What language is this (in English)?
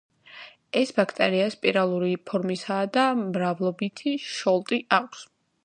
Georgian